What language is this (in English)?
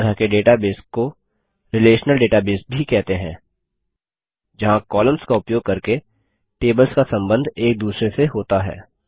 Hindi